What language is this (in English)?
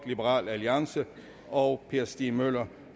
Danish